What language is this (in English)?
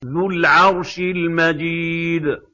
Arabic